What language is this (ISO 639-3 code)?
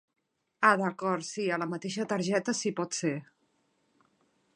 cat